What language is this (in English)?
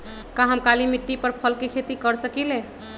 Magahi